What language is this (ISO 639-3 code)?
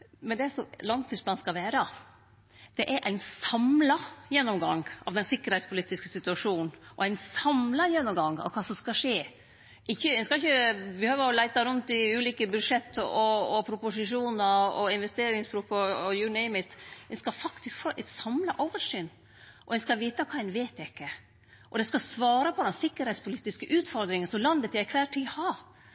nno